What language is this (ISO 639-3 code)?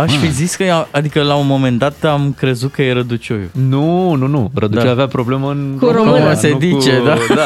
ron